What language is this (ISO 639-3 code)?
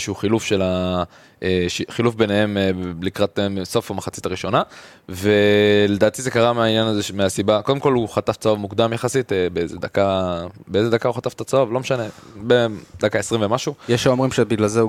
heb